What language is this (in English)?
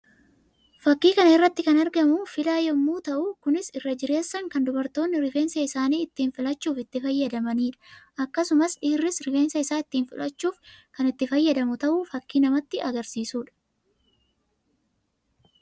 Oromo